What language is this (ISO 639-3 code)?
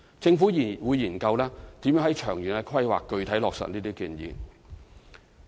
yue